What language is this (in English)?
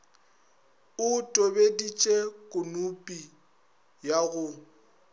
Northern Sotho